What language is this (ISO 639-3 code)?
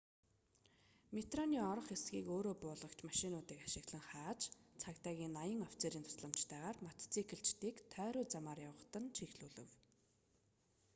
mon